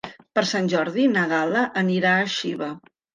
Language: Catalan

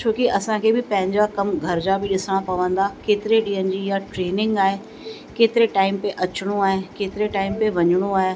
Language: Sindhi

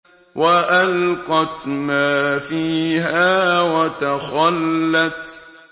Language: Arabic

